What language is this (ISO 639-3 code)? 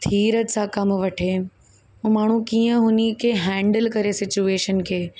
snd